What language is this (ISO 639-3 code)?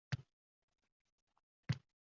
uzb